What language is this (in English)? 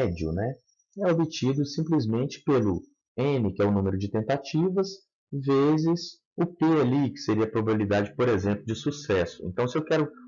Portuguese